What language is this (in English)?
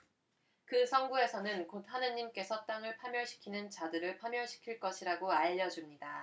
Korean